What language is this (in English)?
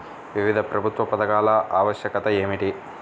Telugu